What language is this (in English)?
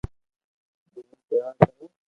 Loarki